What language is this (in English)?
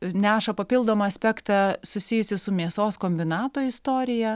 Lithuanian